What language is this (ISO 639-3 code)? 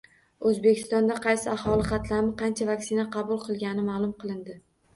uzb